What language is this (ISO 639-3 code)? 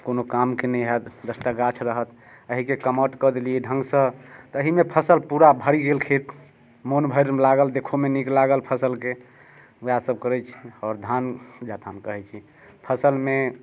mai